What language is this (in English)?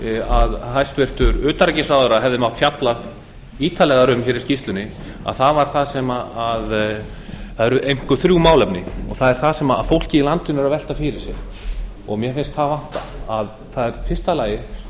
Icelandic